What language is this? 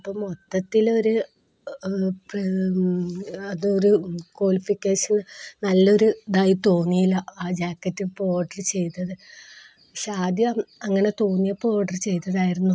Malayalam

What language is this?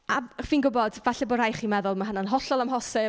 Welsh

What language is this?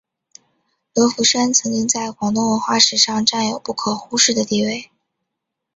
Chinese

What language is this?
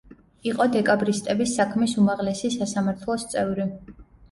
Georgian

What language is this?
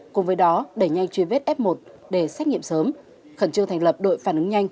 Vietnamese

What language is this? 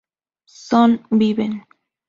Spanish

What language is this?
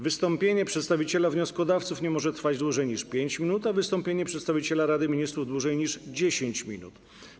Polish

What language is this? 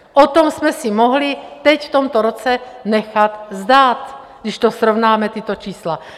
Czech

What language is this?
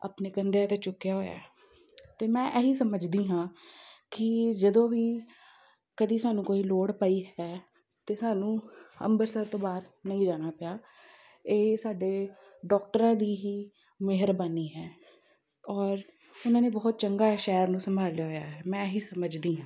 Punjabi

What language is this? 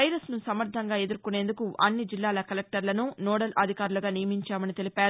Telugu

